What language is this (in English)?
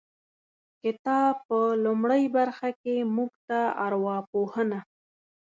Pashto